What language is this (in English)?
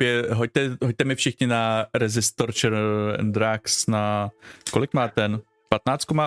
Czech